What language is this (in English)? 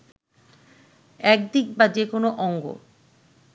Bangla